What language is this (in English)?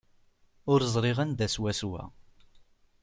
Kabyle